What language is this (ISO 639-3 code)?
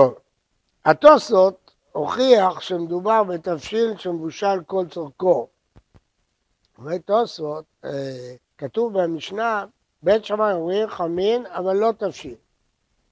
heb